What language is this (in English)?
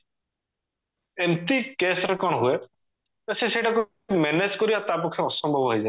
Odia